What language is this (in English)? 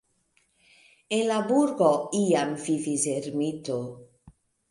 Esperanto